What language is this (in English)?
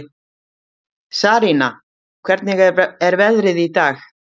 Icelandic